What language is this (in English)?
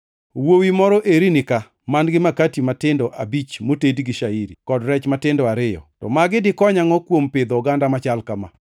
Luo (Kenya and Tanzania)